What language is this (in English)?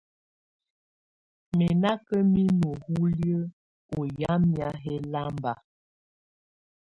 Tunen